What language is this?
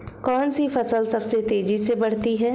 Hindi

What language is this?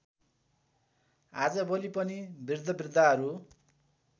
Nepali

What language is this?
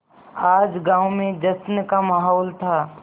Hindi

